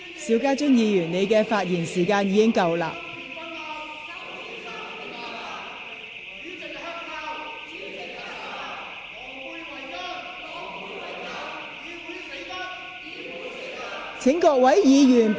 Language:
Cantonese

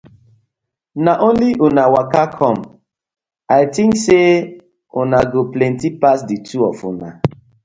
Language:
Nigerian Pidgin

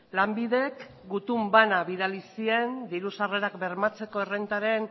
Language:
Basque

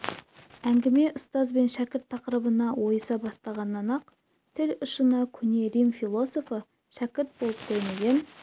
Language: Kazakh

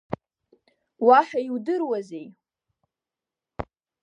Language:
Abkhazian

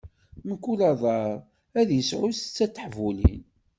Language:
Kabyle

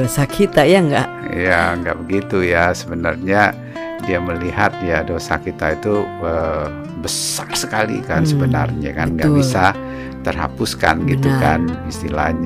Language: Indonesian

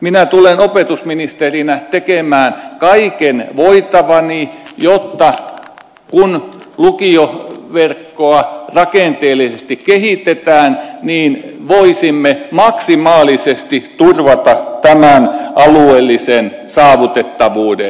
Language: Finnish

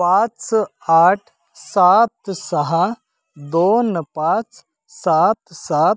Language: Marathi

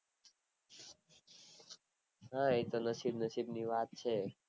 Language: Gujarati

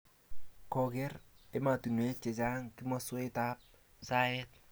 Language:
Kalenjin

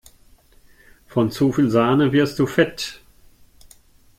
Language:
German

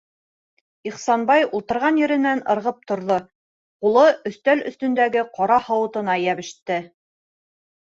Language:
Bashkir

